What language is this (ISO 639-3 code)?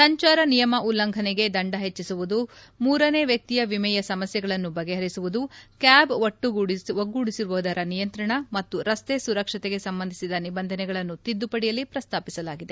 kan